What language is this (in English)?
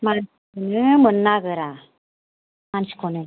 Bodo